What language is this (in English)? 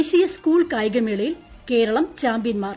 Malayalam